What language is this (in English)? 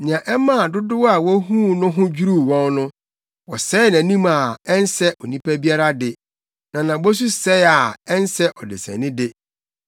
Akan